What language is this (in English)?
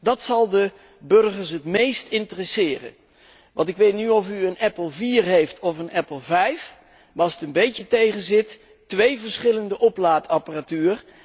Dutch